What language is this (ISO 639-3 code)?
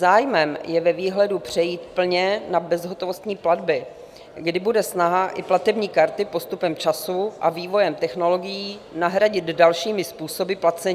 ces